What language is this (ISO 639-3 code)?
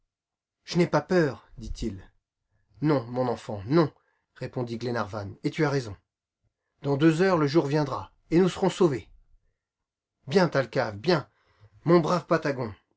fra